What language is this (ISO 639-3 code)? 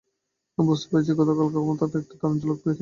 ben